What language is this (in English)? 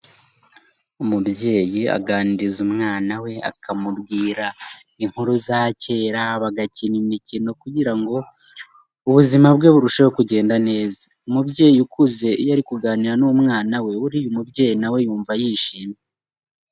Kinyarwanda